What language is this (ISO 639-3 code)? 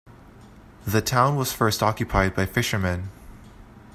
eng